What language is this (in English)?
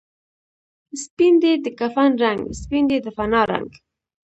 Pashto